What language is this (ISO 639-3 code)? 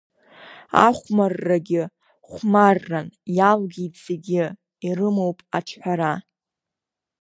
abk